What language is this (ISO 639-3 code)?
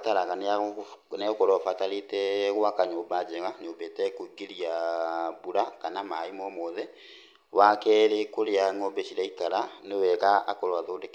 kik